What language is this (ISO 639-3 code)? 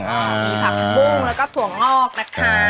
tha